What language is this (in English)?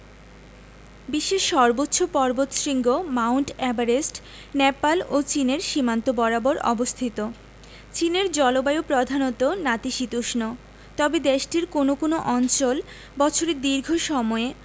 Bangla